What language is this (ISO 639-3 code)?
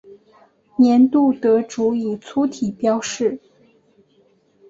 zho